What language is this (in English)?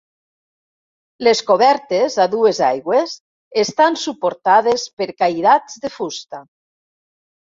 Catalan